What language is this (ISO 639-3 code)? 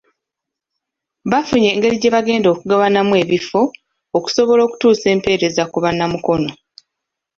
lug